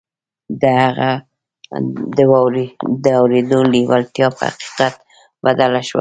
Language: Pashto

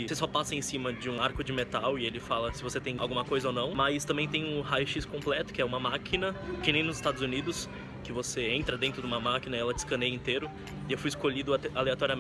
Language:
Portuguese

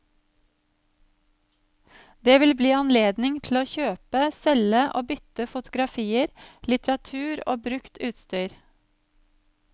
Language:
Norwegian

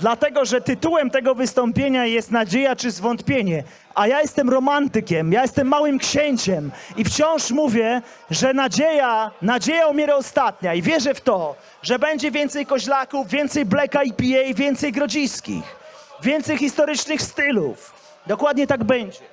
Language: Polish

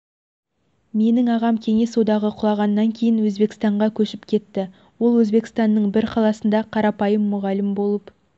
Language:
Kazakh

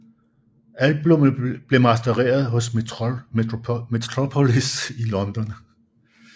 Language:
Danish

